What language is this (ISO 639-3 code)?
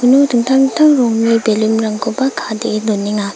grt